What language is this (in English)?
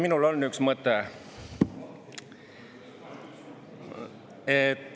Estonian